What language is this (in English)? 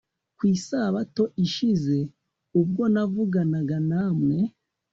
Kinyarwanda